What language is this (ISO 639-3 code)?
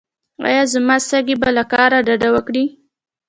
pus